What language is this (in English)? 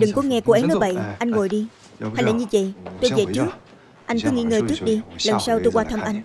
Vietnamese